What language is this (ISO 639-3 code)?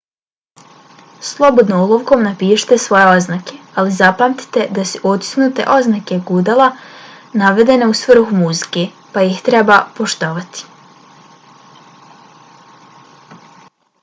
bos